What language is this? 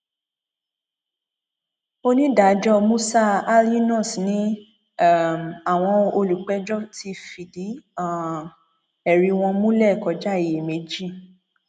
Yoruba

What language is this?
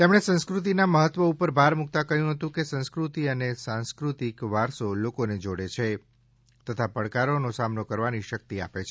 Gujarati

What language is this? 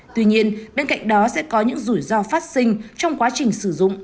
Vietnamese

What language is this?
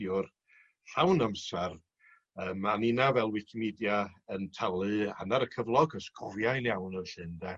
Welsh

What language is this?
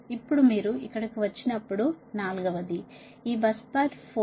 Telugu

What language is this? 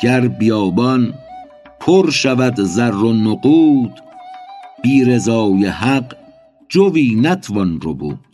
Persian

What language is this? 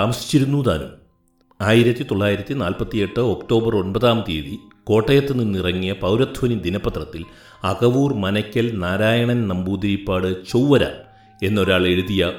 Malayalam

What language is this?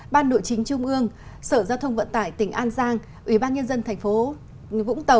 Vietnamese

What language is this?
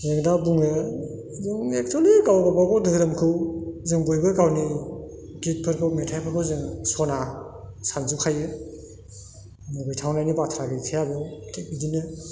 Bodo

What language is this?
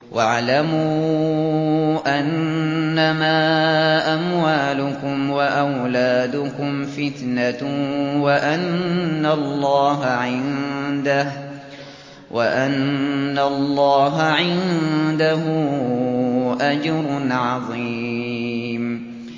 Arabic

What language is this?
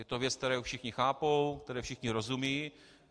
Czech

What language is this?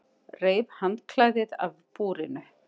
Icelandic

